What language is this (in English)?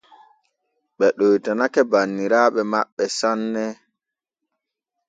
Borgu Fulfulde